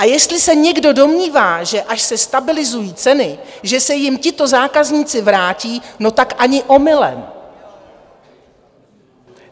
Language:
Czech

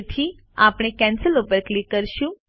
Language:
Gujarati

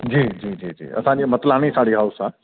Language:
Sindhi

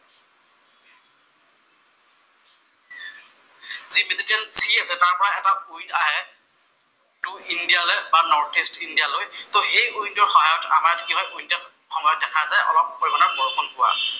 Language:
Assamese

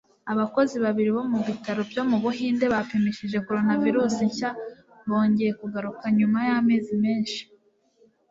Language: Kinyarwanda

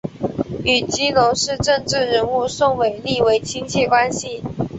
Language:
Chinese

